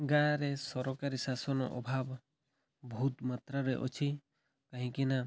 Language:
Odia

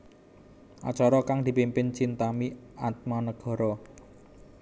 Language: Javanese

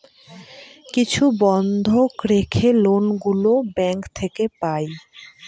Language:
Bangla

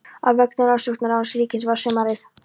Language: Icelandic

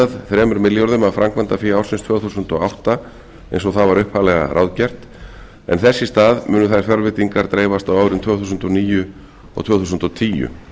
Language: Icelandic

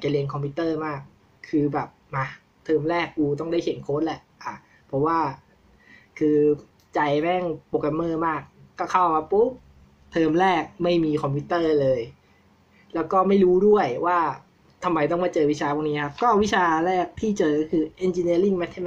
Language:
Thai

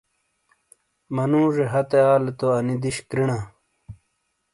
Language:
Shina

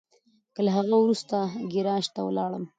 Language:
Pashto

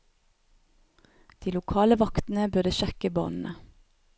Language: Norwegian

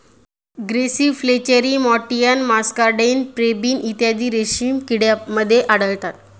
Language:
Marathi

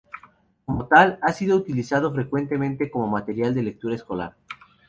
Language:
Spanish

